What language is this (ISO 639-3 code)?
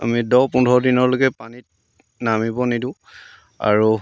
asm